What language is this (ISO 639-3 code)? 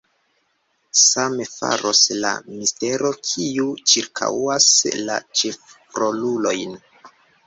epo